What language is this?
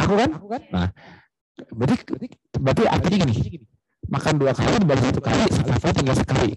Indonesian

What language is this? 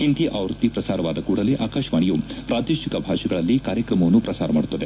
Kannada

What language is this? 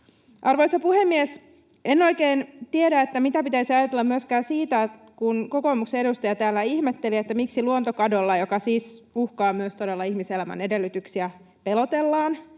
Finnish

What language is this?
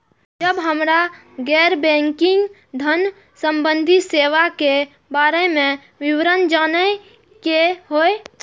Maithili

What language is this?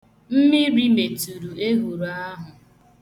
Igbo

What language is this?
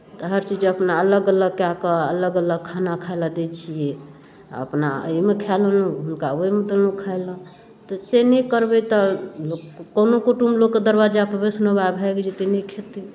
Maithili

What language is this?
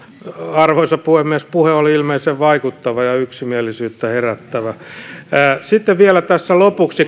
Finnish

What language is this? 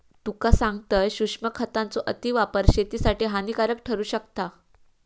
Marathi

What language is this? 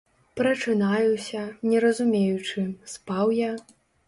Belarusian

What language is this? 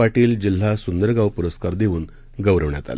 Marathi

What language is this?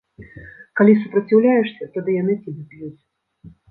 Belarusian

